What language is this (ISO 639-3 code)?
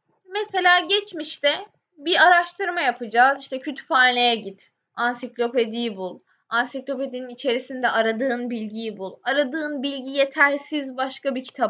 tur